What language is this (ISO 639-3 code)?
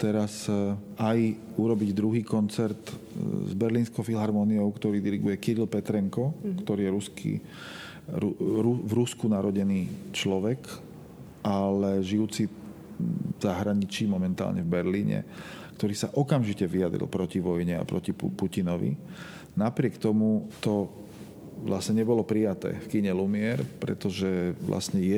slk